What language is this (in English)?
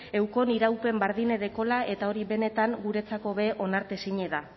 Basque